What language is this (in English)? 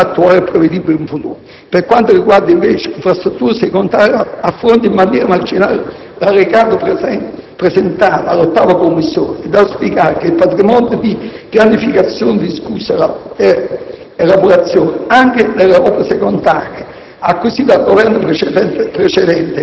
Italian